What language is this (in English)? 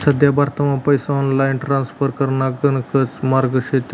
Marathi